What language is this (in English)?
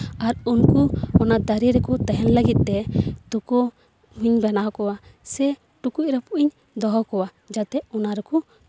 Santali